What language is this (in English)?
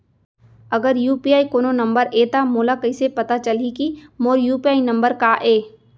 Chhattisgarhi